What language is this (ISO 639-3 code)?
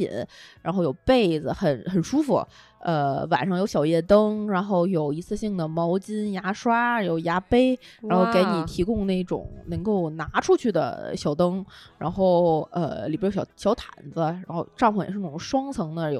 zho